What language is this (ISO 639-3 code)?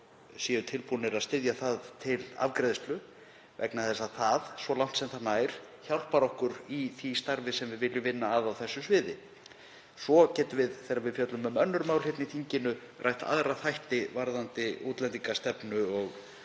isl